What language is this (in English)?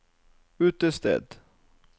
Norwegian